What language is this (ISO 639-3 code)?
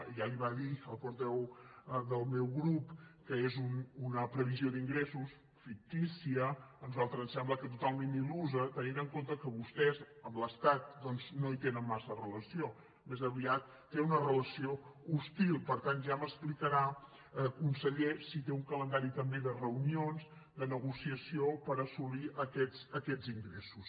cat